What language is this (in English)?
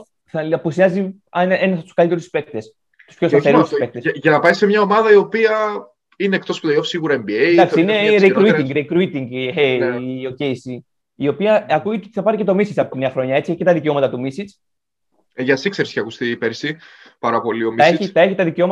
Greek